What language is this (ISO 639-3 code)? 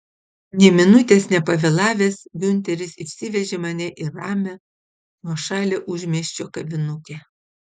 lit